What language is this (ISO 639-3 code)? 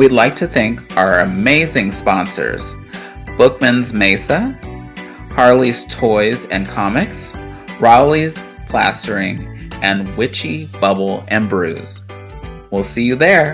eng